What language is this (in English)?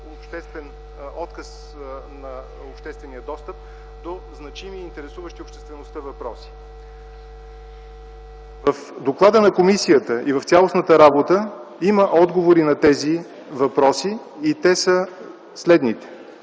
Bulgarian